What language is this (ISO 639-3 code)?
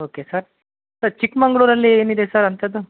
kan